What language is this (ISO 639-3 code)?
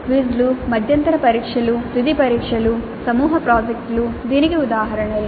tel